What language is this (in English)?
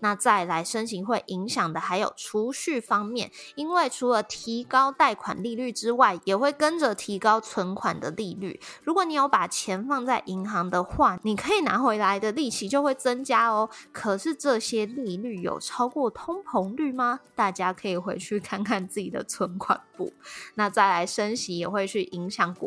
Chinese